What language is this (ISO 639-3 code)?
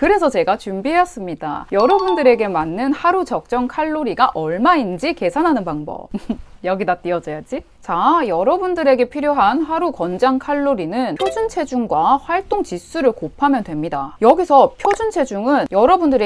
kor